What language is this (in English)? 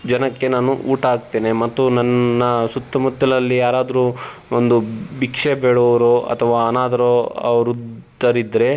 Kannada